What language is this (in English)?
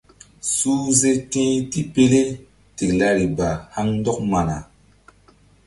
Mbum